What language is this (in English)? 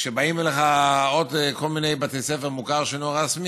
Hebrew